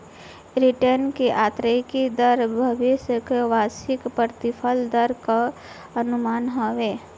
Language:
Bhojpuri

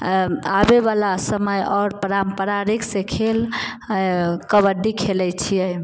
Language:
Maithili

